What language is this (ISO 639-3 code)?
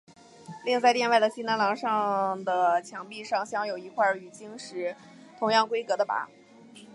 zho